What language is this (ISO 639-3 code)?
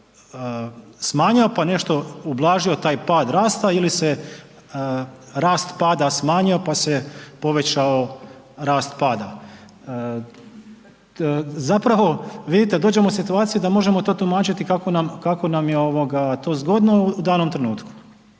hrv